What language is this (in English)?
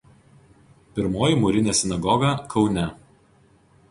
Lithuanian